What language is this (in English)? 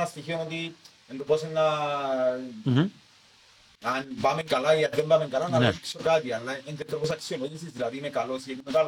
Greek